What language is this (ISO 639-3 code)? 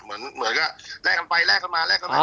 tha